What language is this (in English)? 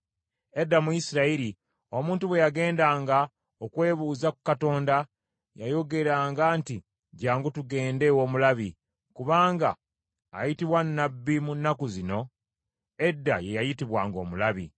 Ganda